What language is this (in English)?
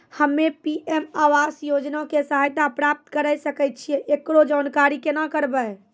Maithili